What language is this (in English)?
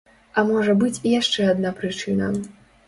Belarusian